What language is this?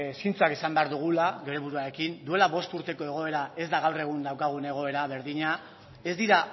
Basque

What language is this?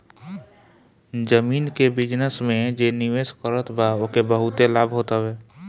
Bhojpuri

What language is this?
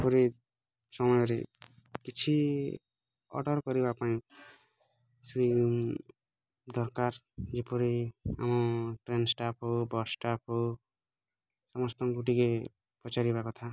Odia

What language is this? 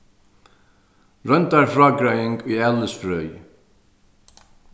Faroese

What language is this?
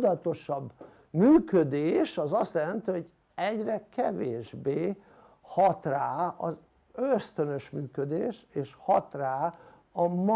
Hungarian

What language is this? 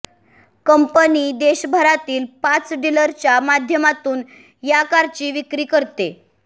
Marathi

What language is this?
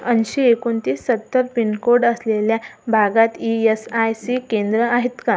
Marathi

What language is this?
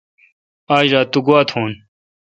Kalkoti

